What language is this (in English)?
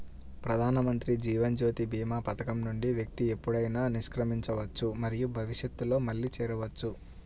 Telugu